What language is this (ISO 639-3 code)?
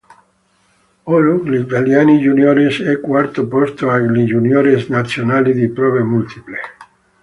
ita